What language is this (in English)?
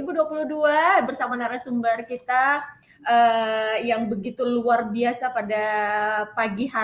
Indonesian